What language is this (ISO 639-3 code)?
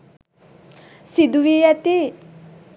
sin